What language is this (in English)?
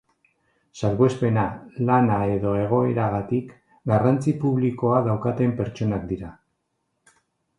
Basque